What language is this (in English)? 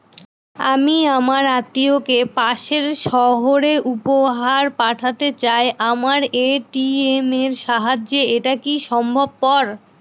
Bangla